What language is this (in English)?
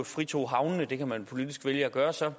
Danish